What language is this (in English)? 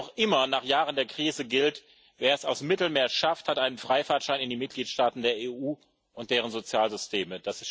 German